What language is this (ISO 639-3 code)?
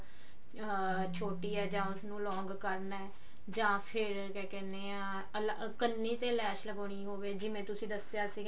pan